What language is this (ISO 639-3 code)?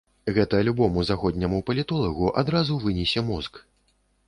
bel